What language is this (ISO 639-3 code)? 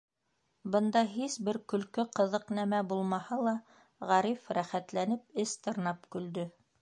bak